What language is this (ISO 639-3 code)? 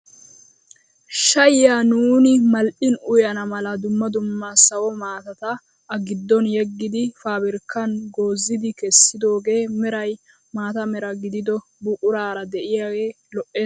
wal